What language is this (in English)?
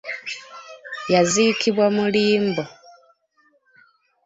Ganda